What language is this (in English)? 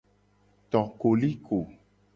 Gen